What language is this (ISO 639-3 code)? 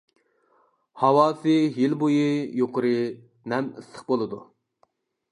uig